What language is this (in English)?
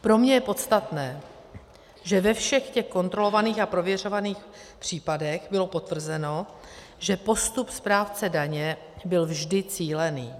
Czech